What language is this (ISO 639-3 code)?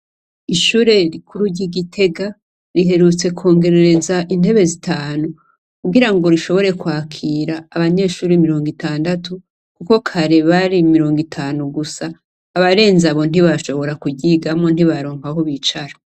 run